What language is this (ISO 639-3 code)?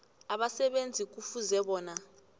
nbl